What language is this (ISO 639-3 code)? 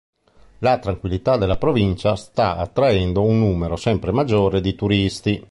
ita